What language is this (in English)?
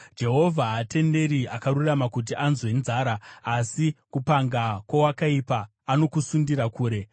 Shona